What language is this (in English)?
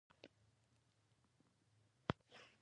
Pashto